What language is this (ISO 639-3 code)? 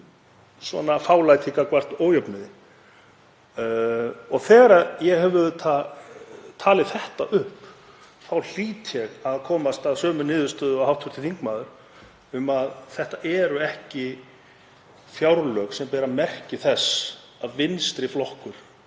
isl